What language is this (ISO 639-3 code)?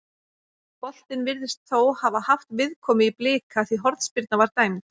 isl